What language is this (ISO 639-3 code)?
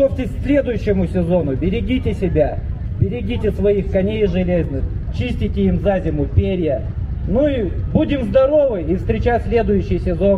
rus